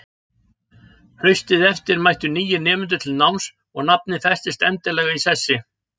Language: Icelandic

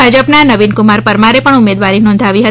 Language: Gujarati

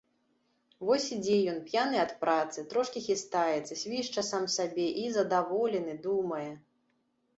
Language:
Belarusian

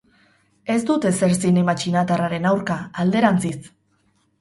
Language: Basque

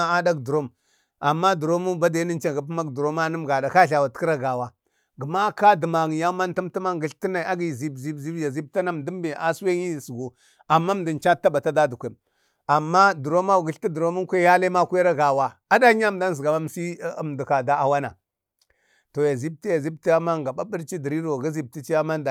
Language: Bade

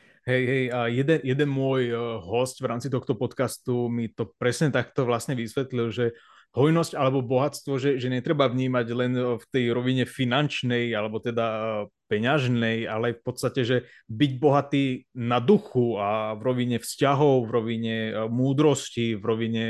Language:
Slovak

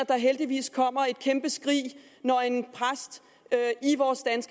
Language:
Danish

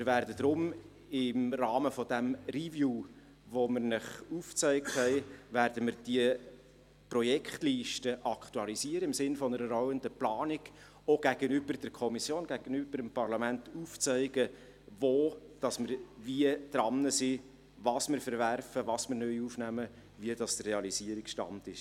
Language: Swiss German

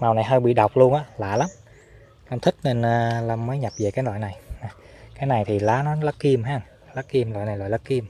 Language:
Vietnamese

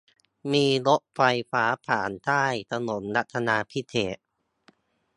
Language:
Thai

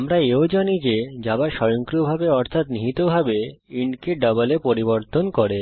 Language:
Bangla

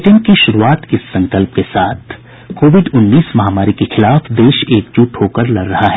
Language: Hindi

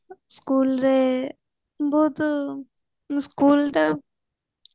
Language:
Odia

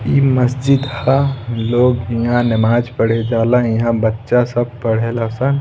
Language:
Bhojpuri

